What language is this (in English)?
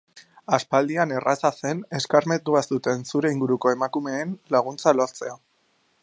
Basque